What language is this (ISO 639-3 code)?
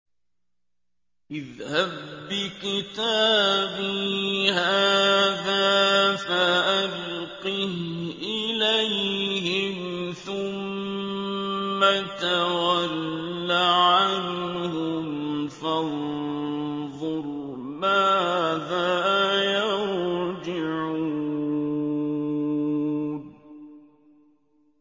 ara